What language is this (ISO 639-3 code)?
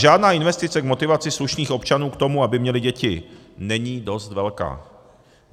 ces